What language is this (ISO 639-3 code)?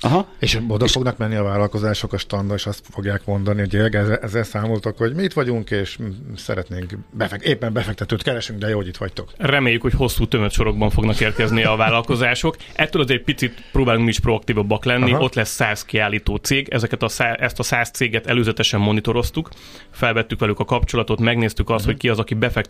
hun